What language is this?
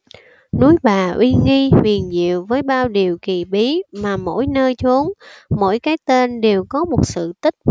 Vietnamese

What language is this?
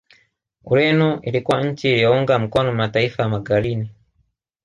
Swahili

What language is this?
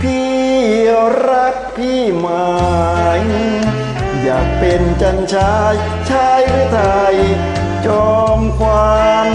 Thai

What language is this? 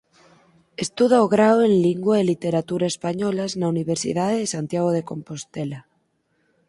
Galician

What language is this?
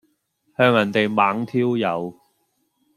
Cantonese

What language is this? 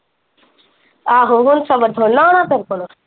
Punjabi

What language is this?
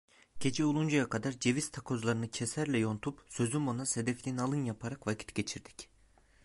Turkish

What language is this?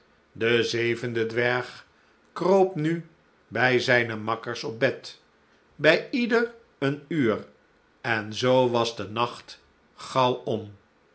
Dutch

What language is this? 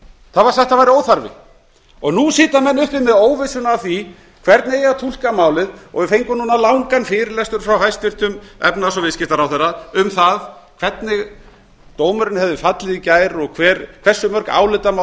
Icelandic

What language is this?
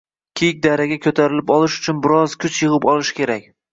Uzbek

